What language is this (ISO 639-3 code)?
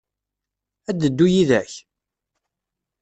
kab